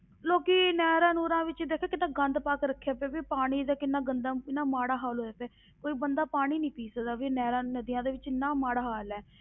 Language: Punjabi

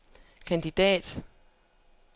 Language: Danish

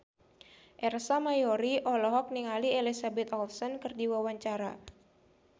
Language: Sundanese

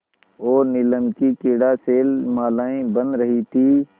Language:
Hindi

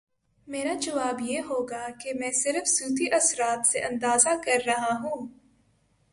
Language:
Urdu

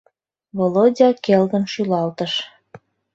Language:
Mari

